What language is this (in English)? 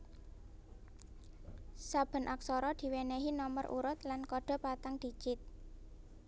Javanese